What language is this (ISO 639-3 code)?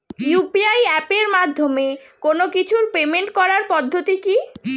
ben